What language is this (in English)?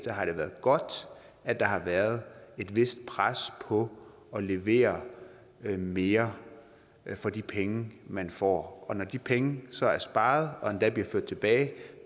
Danish